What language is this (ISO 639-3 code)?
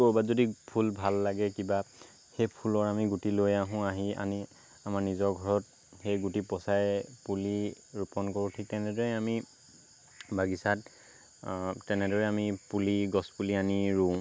asm